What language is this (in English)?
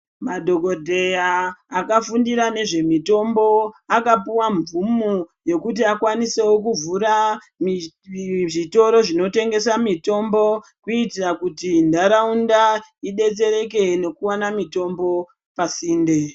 Ndau